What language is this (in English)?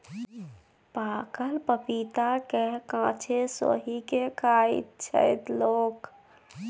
Maithili